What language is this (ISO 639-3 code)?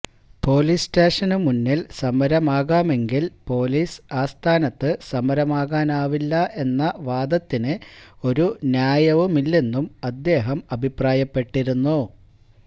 mal